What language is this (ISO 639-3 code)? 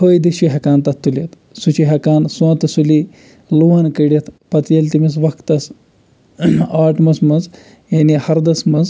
kas